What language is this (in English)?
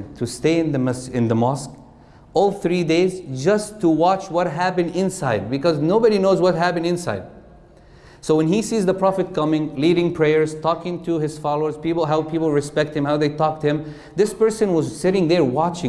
English